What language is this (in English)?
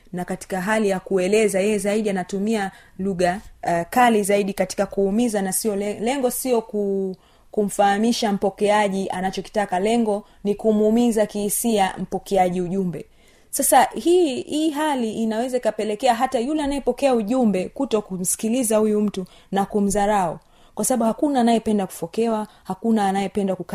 Swahili